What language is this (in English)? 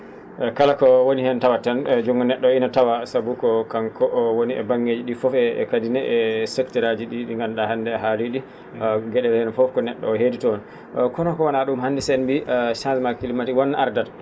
Fula